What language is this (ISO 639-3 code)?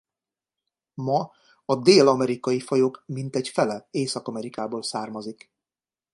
hun